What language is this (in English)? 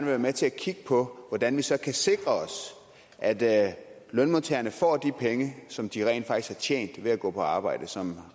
Danish